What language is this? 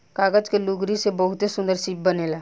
Bhojpuri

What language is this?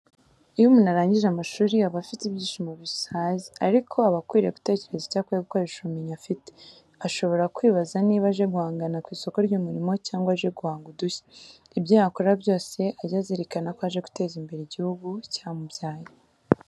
Kinyarwanda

